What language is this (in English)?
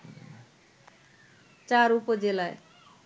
Bangla